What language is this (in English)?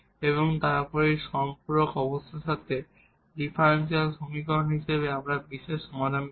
Bangla